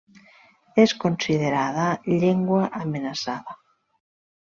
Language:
Catalan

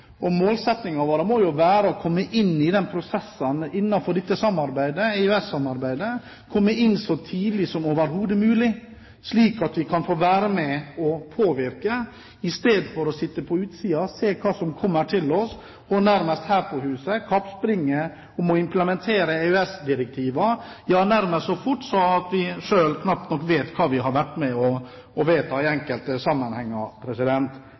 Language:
Norwegian Bokmål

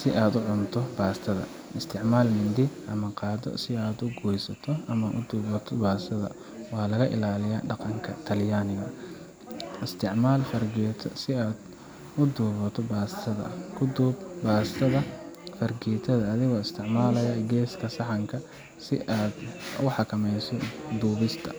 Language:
Somali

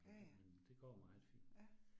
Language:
Danish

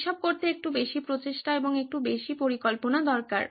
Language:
Bangla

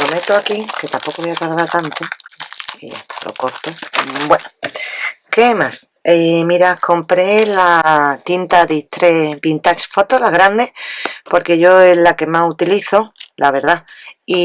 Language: Spanish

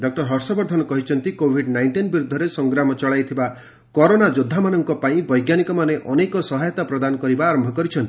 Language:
Odia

